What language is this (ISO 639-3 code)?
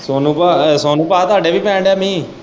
pan